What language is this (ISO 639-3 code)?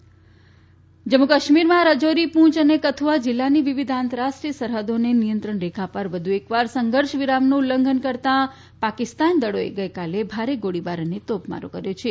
guj